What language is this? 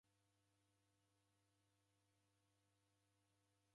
Taita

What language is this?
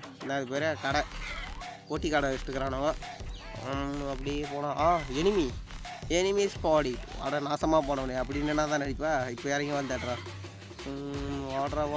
Tamil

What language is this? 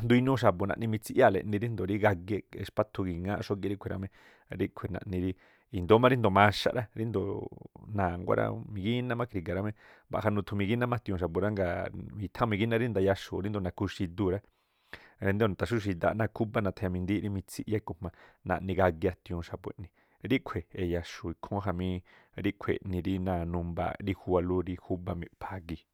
Tlacoapa Me'phaa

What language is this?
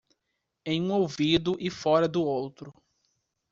Portuguese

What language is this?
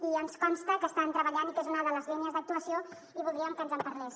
Catalan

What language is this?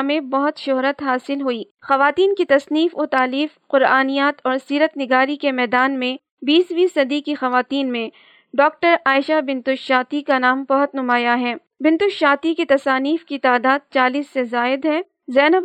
Urdu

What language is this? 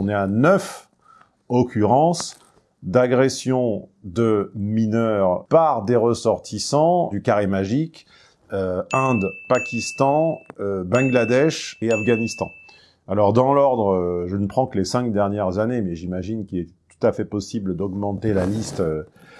French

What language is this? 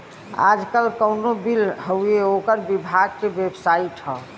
Bhojpuri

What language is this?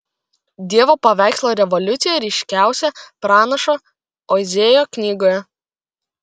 Lithuanian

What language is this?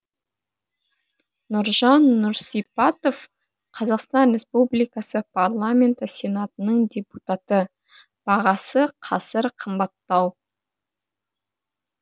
Kazakh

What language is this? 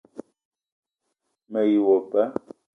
Eton (Cameroon)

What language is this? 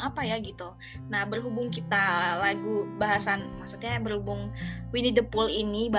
Indonesian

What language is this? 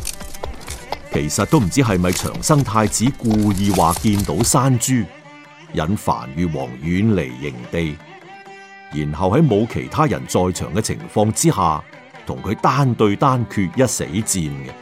Chinese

